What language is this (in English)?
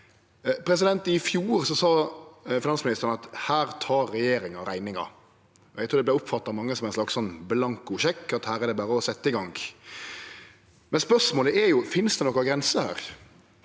Norwegian